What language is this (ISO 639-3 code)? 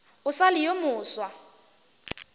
nso